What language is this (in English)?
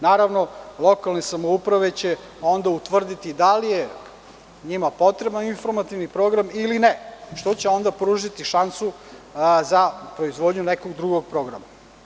Serbian